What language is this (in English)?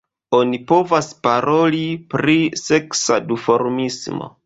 Esperanto